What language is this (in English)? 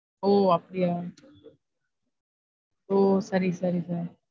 Tamil